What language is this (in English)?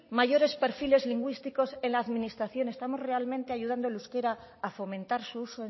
Spanish